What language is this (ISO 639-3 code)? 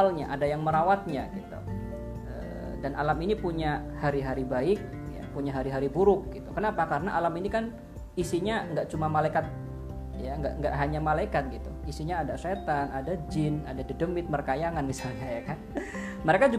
ind